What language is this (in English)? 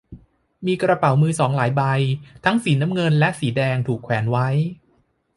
Thai